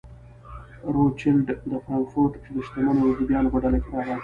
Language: Pashto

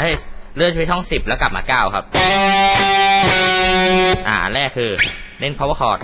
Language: Thai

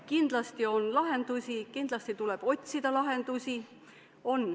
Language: Estonian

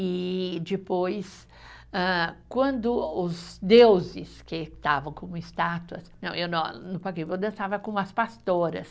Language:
Portuguese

